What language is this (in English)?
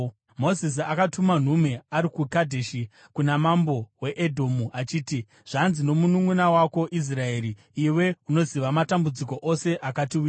Shona